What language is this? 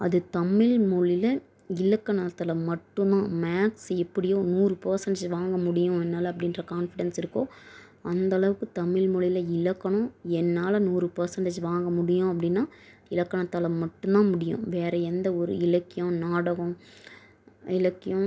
Tamil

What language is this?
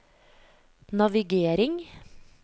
Norwegian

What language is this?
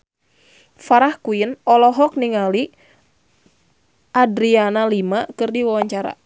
Sundanese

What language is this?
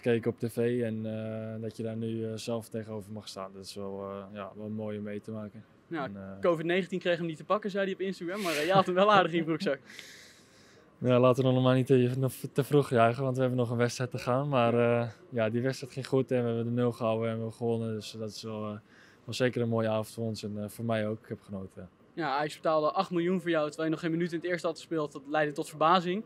Dutch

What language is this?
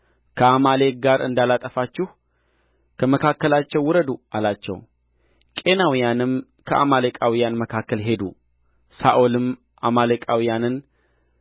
Amharic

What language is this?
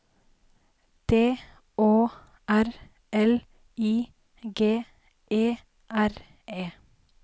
Norwegian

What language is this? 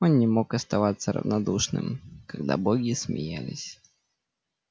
Russian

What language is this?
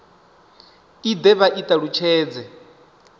Venda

